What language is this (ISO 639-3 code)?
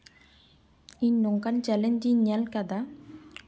sat